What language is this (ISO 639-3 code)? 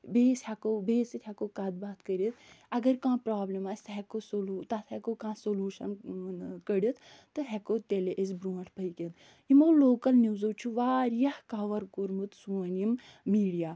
kas